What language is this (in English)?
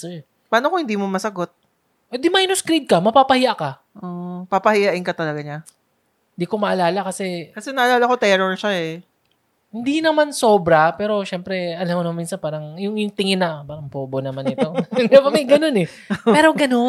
Filipino